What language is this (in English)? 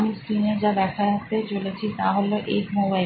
Bangla